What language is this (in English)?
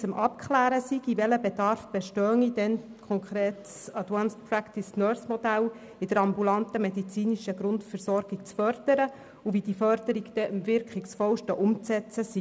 Swiss German